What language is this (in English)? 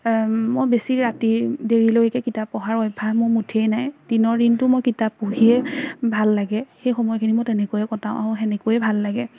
Assamese